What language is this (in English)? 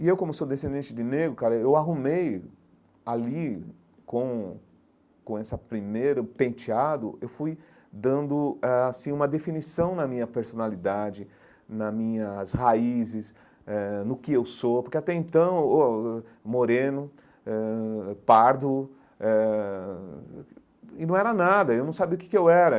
Portuguese